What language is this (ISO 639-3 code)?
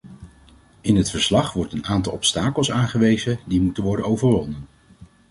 nld